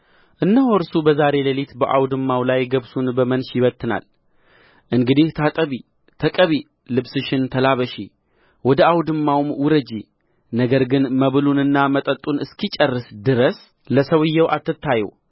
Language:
Amharic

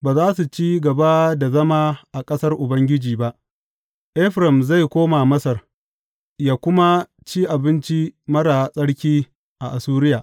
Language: Hausa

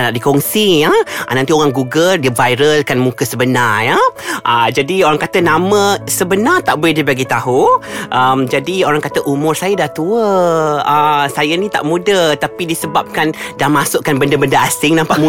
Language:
Malay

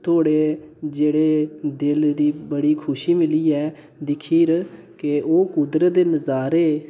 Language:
Dogri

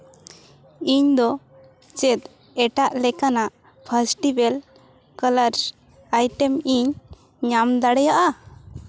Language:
Santali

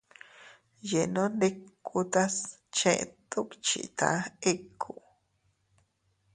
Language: Teutila Cuicatec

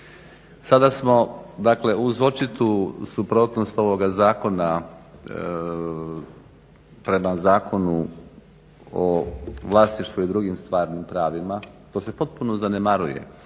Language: Croatian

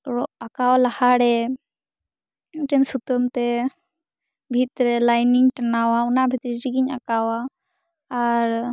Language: Santali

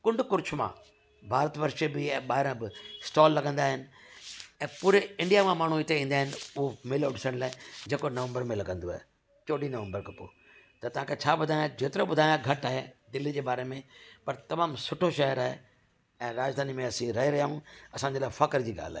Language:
Sindhi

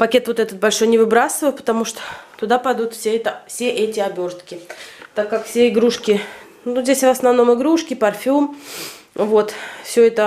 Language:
Russian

